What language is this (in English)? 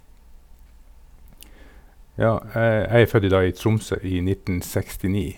Norwegian